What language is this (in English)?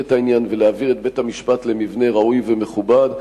Hebrew